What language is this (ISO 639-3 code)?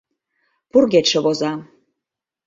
chm